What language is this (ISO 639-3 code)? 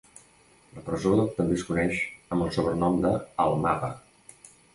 cat